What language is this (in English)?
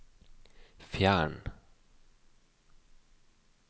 Norwegian